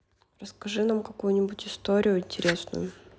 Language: Russian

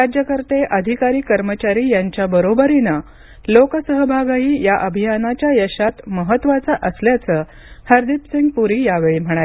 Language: Marathi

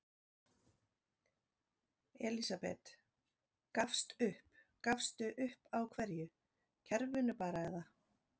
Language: Icelandic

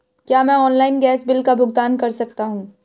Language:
Hindi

